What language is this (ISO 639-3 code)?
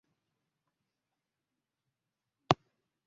lug